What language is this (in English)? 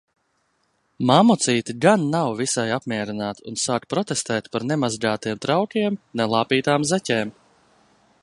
Latvian